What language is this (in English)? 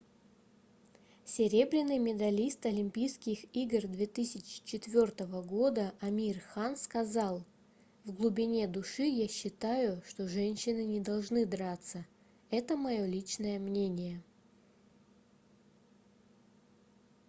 Russian